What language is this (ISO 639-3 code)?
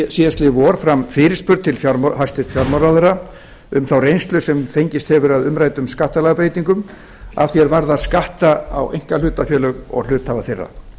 isl